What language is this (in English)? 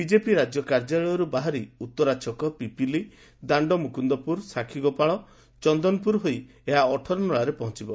Odia